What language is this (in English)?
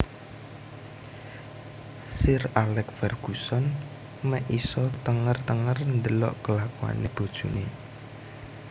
Javanese